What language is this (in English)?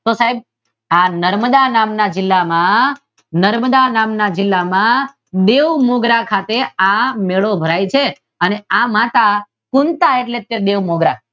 Gujarati